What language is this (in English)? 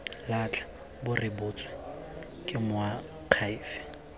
Tswana